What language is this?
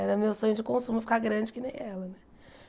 Portuguese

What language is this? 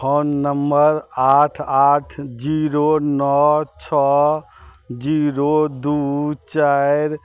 Maithili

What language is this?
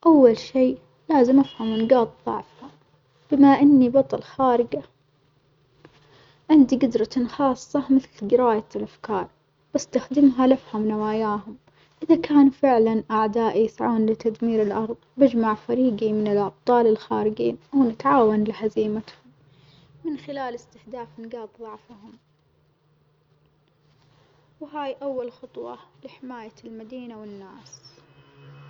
Omani Arabic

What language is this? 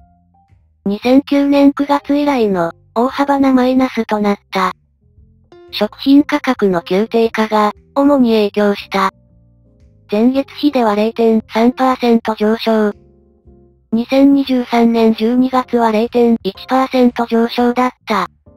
Japanese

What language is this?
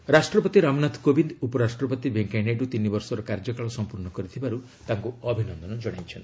Odia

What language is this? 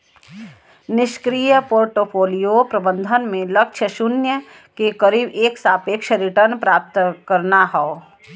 Bhojpuri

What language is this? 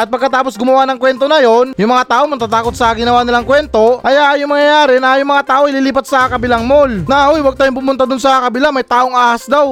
Filipino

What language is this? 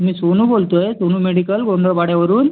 Marathi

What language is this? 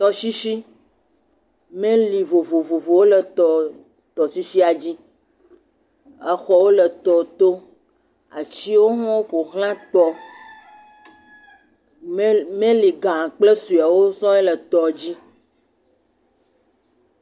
Ewe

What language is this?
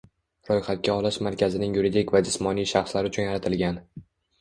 Uzbek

